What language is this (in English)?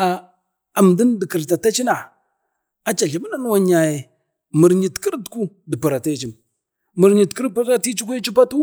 Bade